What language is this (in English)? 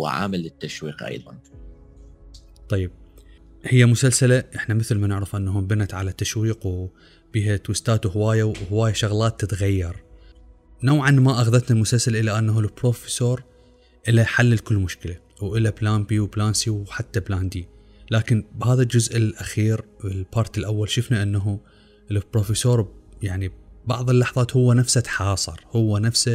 Arabic